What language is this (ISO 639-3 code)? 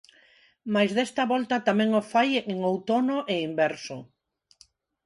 glg